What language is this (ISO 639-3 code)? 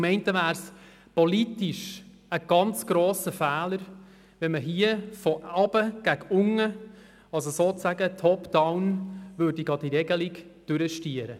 gsw